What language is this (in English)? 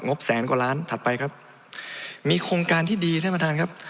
Thai